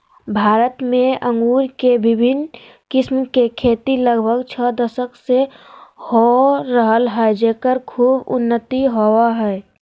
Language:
Magahi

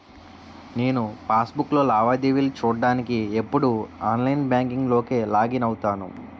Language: Telugu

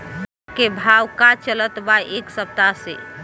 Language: Bhojpuri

